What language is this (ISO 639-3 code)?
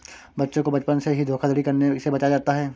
hin